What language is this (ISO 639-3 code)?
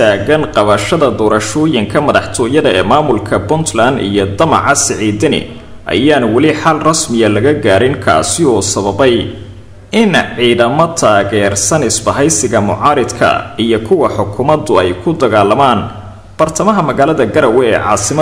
ara